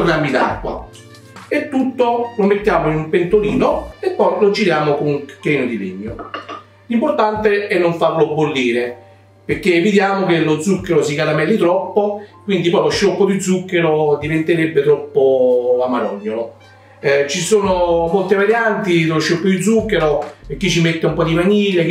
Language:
Italian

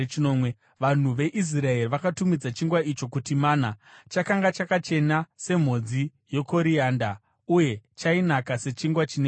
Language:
Shona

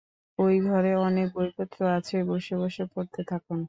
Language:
Bangla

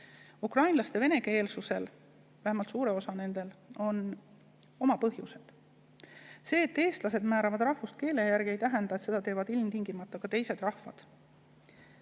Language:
Estonian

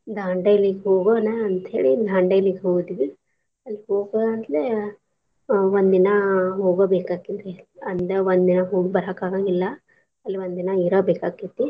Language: Kannada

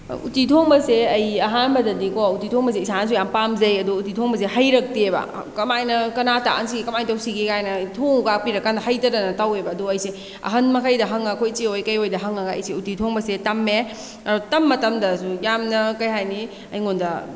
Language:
Manipuri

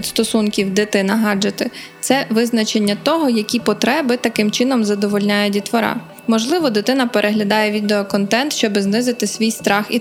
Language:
Ukrainian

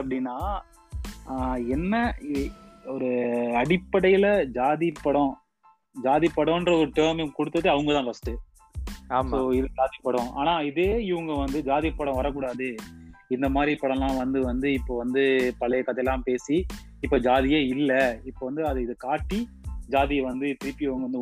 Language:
Tamil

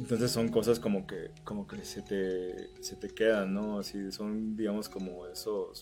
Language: Spanish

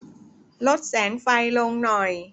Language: Thai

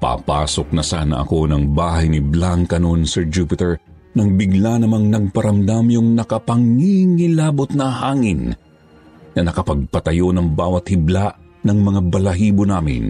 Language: Filipino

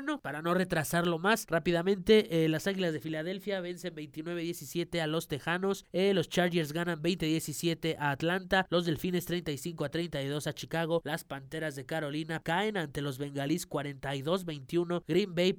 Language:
Spanish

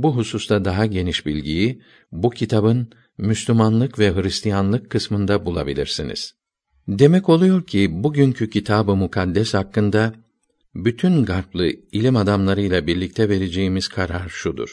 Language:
Turkish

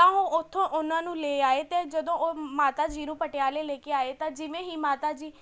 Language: Punjabi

